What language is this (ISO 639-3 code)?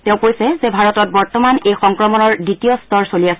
asm